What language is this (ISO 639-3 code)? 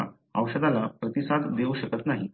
mar